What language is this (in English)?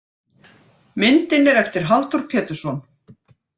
Icelandic